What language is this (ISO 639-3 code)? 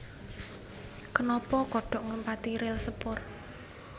jav